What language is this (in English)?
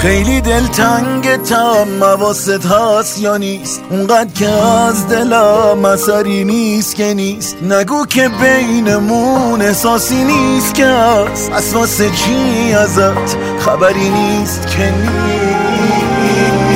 Persian